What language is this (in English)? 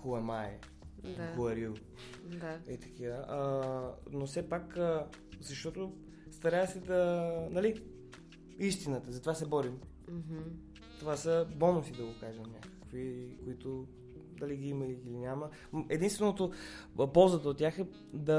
Bulgarian